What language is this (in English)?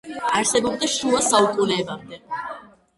Georgian